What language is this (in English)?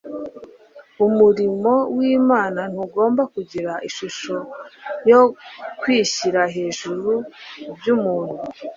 Kinyarwanda